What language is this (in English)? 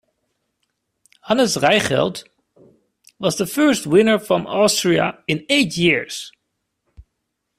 English